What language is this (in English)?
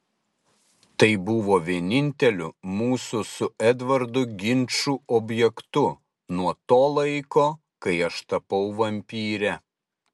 Lithuanian